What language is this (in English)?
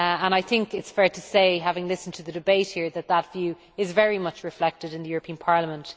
English